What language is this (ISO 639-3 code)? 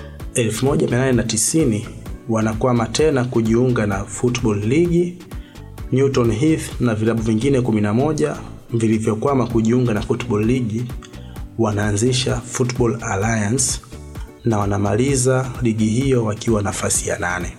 swa